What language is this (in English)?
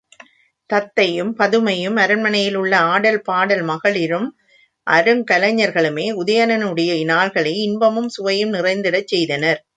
Tamil